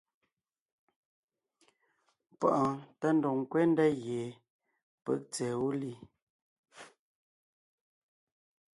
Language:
Ngiemboon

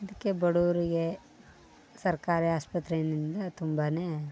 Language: Kannada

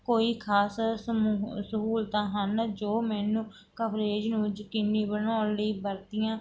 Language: Punjabi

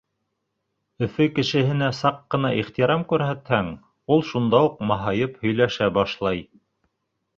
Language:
Bashkir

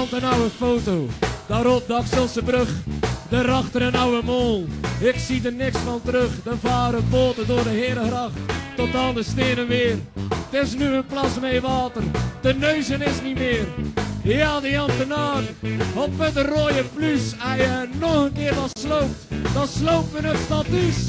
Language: Dutch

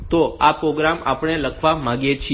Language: Gujarati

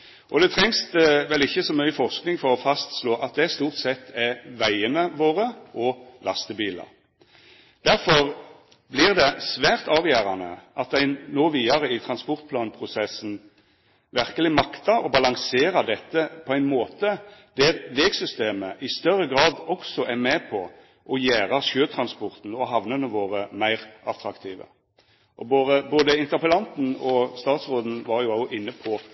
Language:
Norwegian Nynorsk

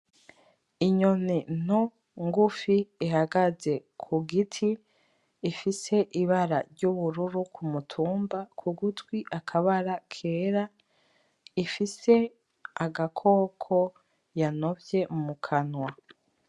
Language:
Rundi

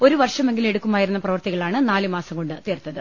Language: Malayalam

